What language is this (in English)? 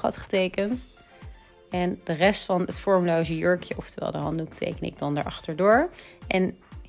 Dutch